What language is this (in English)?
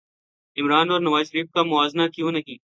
Urdu